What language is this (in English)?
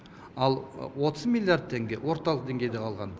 Kazakh